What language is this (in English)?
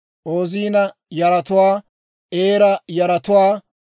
Dawro